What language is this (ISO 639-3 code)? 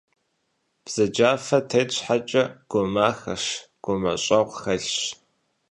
kbd